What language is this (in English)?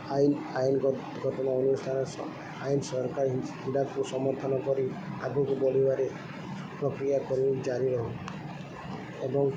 Odia